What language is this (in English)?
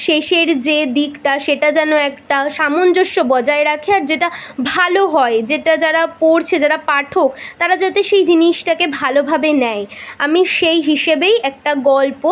Bangla